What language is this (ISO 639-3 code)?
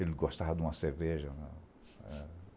por